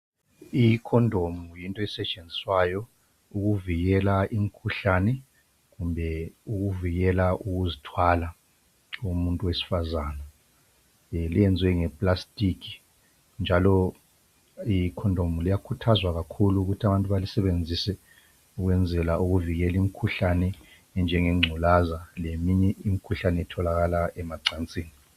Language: North Ndebele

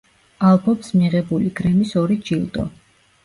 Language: Georgian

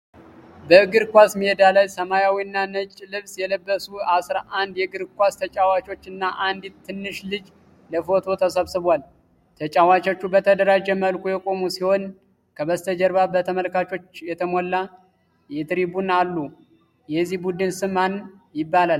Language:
Amharic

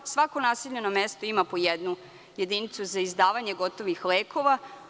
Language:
Serbian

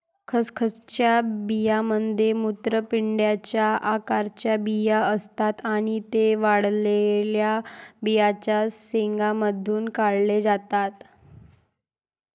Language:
Marathi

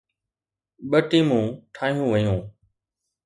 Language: Sindhi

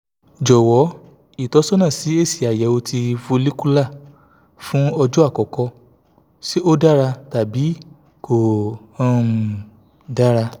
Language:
Yoruba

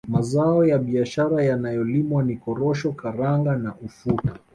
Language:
Swahili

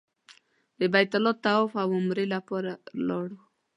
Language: Pashto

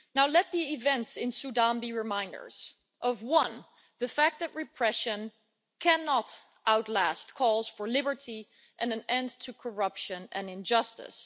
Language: English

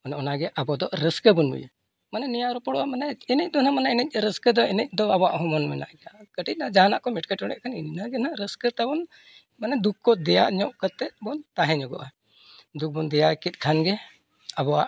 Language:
Santali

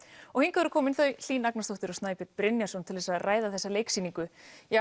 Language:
Icelandic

